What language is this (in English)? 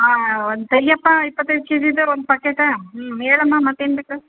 Kannada